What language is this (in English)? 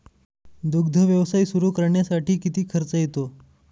Marathi